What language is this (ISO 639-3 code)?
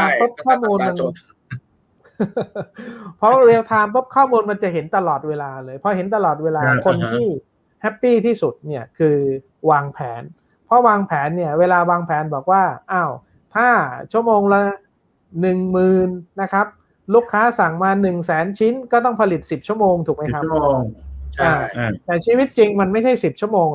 tha